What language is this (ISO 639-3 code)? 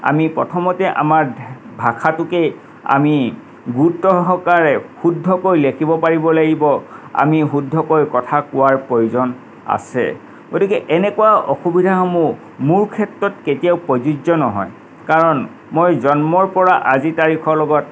asm